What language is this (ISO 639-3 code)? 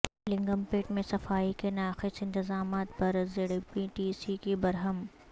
urd